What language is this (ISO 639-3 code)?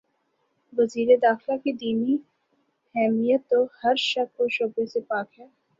urd